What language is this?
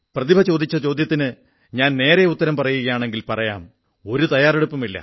Malayalam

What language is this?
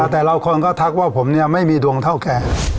Thai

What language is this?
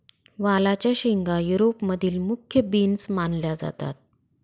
Marathi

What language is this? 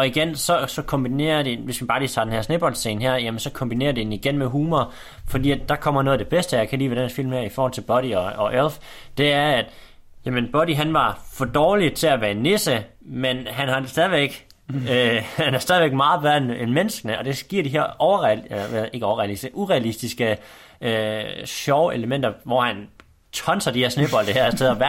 Danish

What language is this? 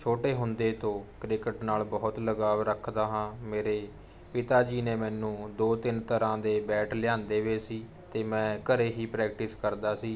Punjabi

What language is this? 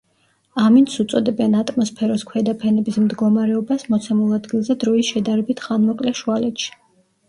Georgian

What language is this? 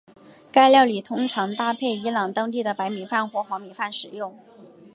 Chinese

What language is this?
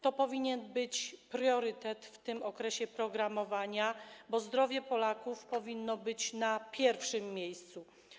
Polish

